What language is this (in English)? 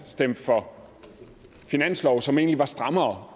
Danish